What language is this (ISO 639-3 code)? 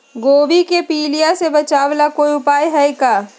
mag